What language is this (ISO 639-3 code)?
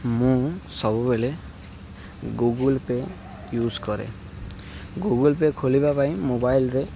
ori